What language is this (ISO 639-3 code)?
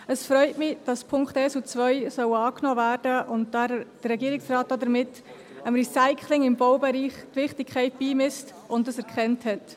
gsw